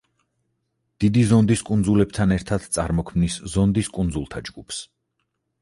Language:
Georgian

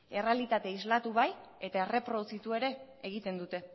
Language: Basque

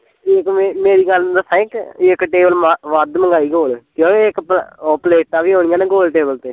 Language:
Punjabi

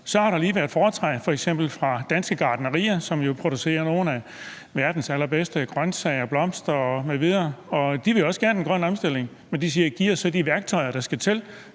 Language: Danish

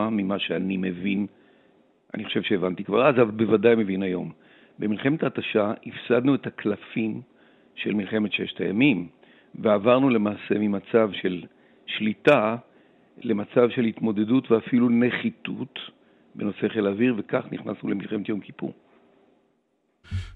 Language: Hebrew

